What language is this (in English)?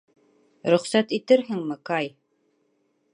Bashkir